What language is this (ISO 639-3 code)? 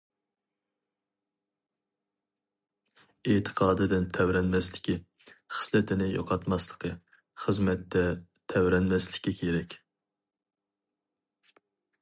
uig